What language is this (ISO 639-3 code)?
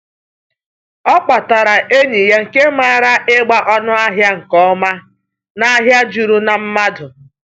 ibo